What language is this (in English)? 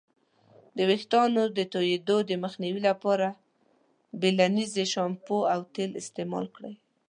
Pashto